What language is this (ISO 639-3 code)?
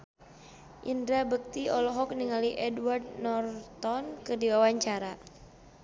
sun